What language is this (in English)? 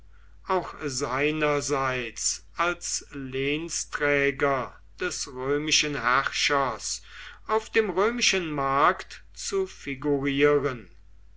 German